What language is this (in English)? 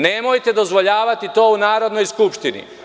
Serbian